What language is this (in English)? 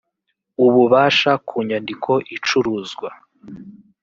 Kinyarwanda